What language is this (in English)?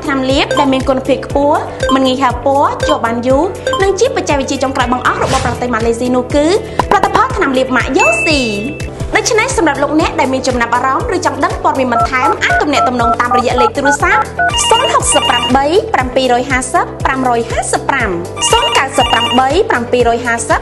Thai